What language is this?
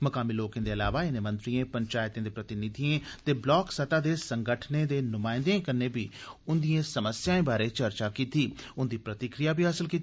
Dogri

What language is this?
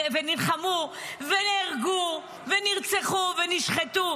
Hebrew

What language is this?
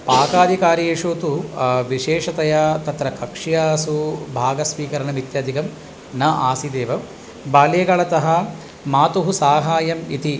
Sanskrit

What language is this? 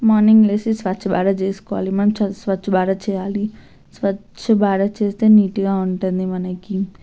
Telugu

